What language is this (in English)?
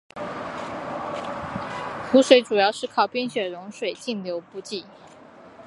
Chinese